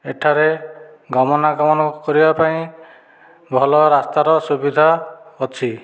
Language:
Odia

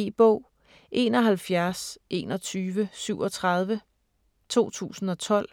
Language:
Danish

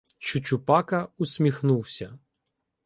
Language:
Ukrainian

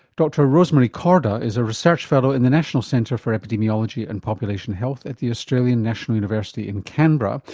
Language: English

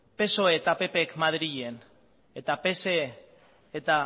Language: Basque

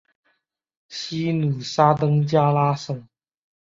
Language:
Chinese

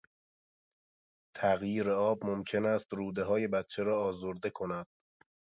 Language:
Persian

